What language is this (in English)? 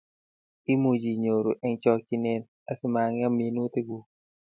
Kalenjin